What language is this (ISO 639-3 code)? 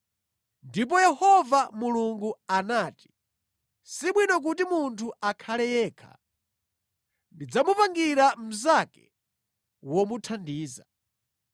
nya